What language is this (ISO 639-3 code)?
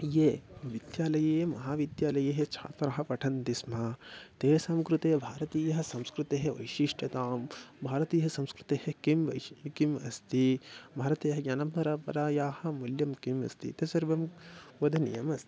san